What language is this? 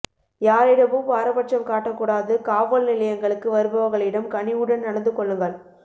Tamil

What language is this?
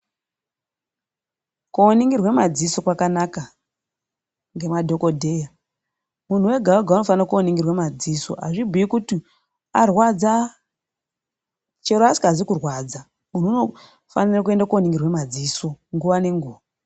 Ndau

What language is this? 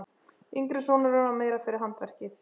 Icelandic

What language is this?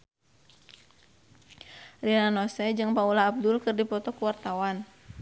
Sundanese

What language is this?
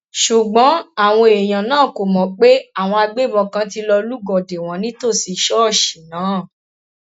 Yoruba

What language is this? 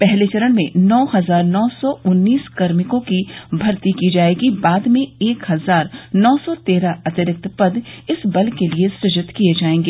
Hindi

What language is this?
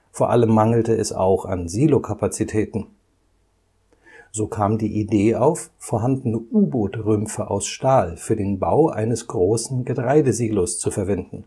German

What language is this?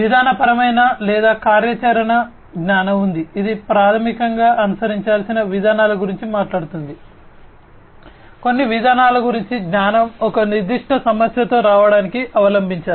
Telugu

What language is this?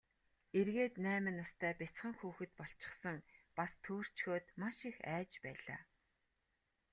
Mongolian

